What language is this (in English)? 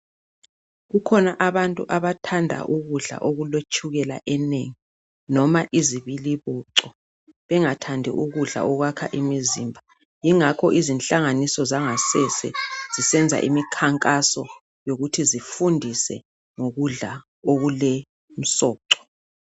North Ndebele